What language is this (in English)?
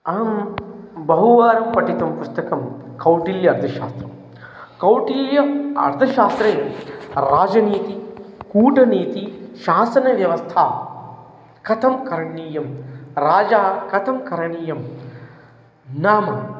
Sanskrit